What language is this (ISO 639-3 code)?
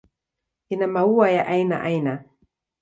swa